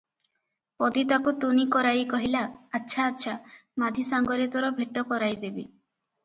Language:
Odia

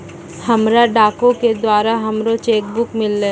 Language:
Maithili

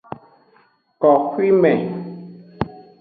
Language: Aja (Benin)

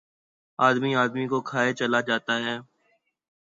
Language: Urdu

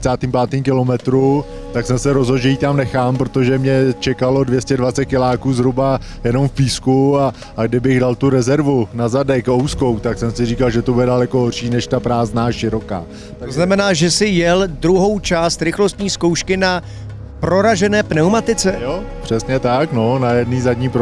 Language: Czech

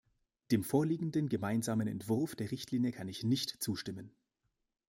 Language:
German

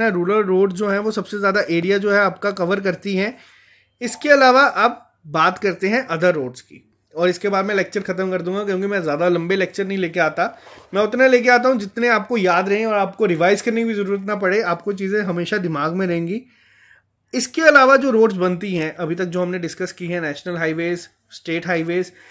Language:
Hindi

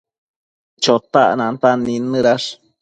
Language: Matsés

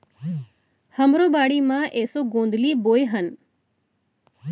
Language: Chhattisgarhi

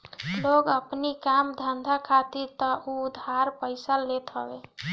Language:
Bhojpuri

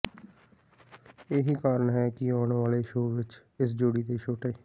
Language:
Punjabi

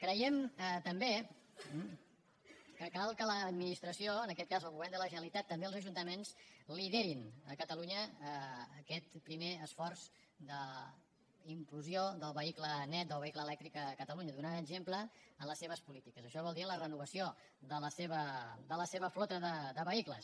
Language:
Catalan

